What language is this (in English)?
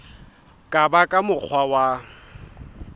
Southern Sotho